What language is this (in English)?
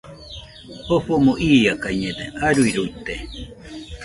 Nüpode Huitoto